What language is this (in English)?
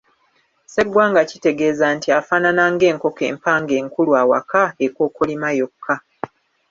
Ganda